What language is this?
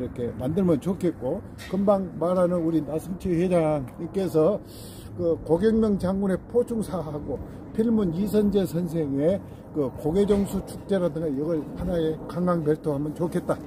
Korean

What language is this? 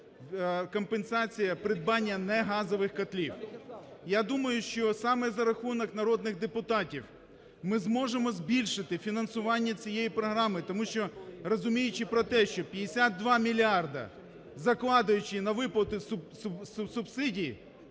Ukrainian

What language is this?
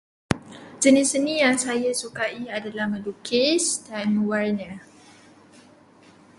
Malay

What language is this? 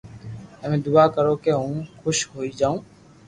Loarki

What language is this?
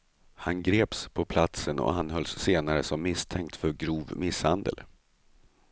Swedish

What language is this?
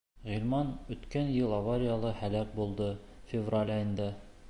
Bashkir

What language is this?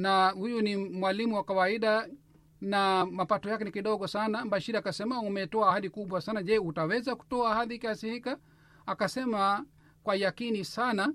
Swahili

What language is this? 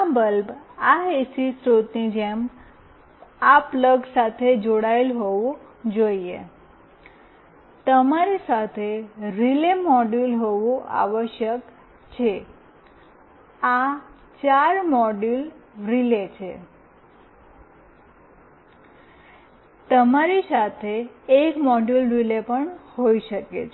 Gujarati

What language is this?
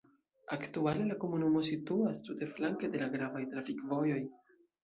Esperanto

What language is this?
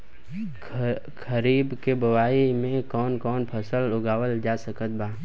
Bhojpuri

